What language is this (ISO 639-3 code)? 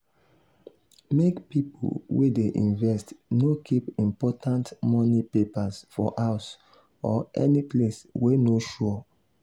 pcm